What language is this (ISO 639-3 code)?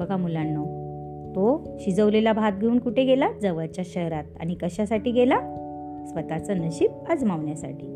mar